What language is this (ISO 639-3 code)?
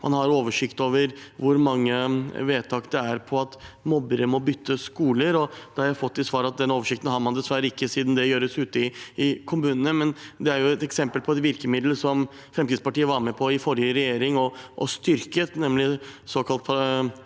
nor